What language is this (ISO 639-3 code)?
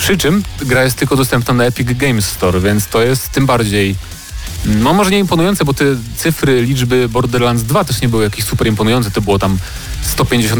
pol